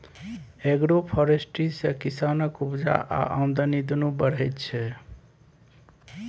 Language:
Maithili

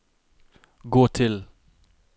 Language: Norwegian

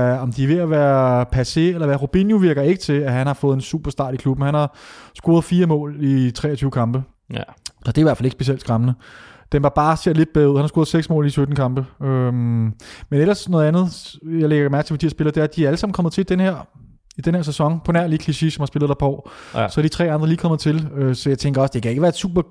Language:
Danish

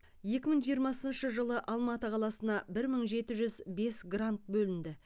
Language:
Kazakh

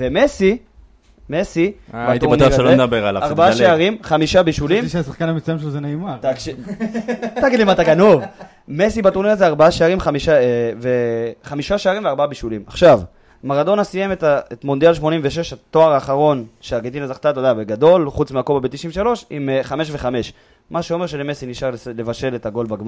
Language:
Hebrew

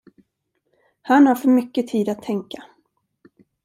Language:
Swedish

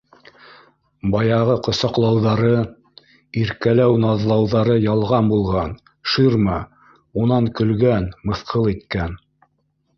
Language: Bashkir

